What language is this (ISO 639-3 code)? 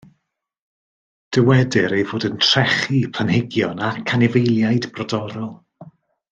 cym